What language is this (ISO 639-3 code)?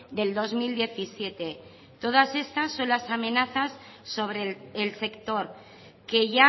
spa